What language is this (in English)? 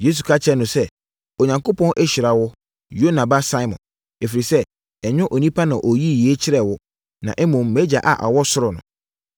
Akan